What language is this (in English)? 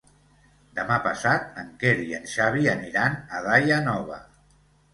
Catalan